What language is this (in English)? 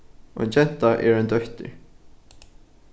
Faroese